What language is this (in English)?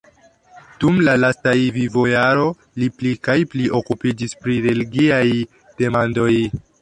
Esperanto